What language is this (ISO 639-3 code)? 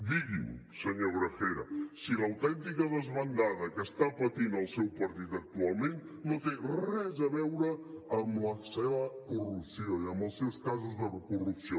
cat